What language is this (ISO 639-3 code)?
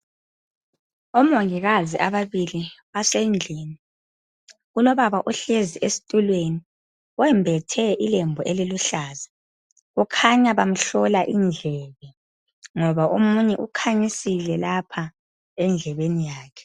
nde